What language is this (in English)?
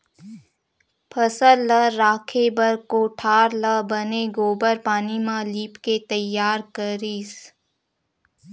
Chhattisgarhi